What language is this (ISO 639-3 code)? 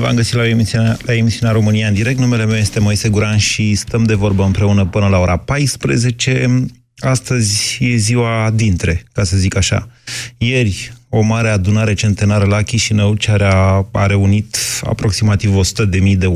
ron